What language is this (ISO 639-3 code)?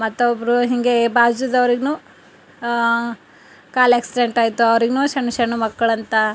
kan